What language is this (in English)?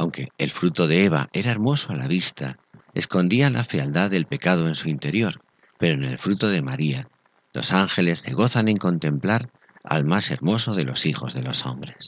Spanish